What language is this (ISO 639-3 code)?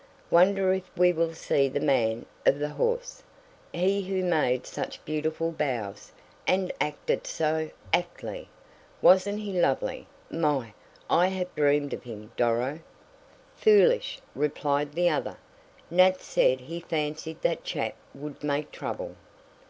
eng